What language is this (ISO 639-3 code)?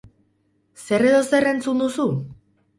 eus